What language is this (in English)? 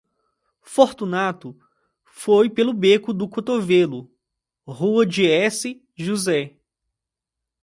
Portuguese